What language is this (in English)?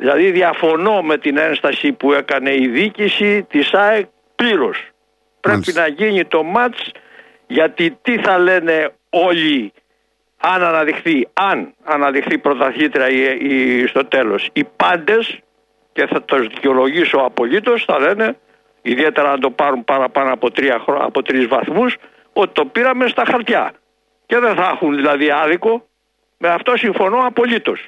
Greek